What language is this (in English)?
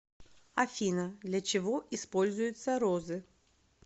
Russian